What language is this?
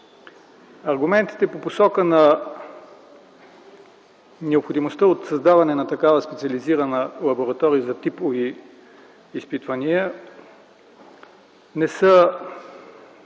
Bulgarian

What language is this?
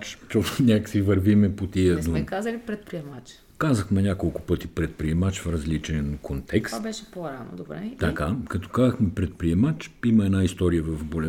Bulgarian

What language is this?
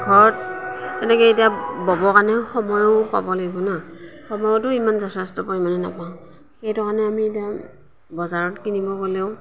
Assamese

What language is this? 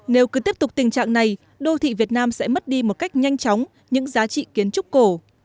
Vietnamese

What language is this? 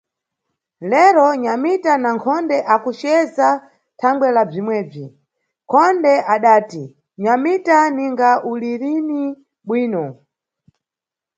Nyungwe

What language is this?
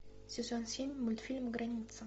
Russian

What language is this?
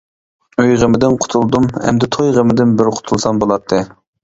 Uyghur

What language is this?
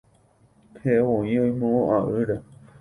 Guarani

